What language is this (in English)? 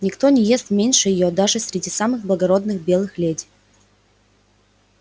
Russian